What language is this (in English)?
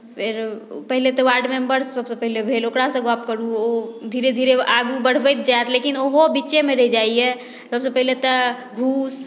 Maithili